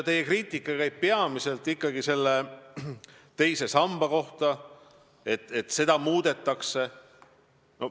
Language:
Estonian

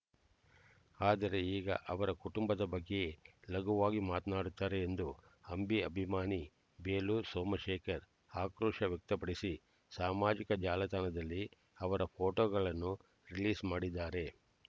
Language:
Kannada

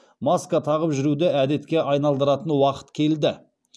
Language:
Kazakh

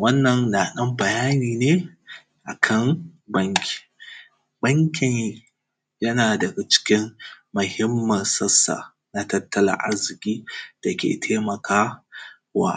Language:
Hausa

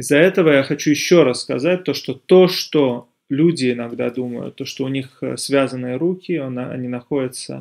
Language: Russian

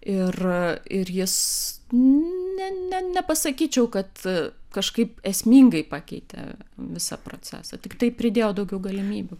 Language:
Lithuanian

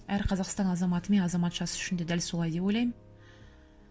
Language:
Kazakh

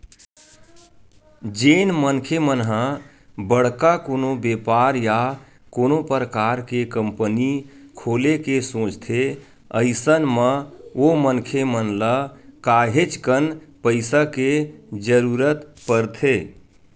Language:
Chhattisgarhi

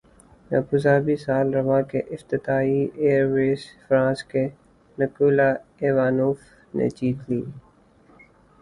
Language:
Urdu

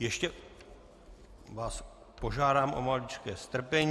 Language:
Czech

